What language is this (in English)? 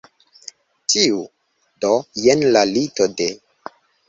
Esperanto